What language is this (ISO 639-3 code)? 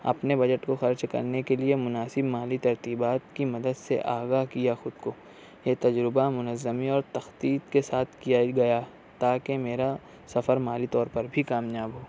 urd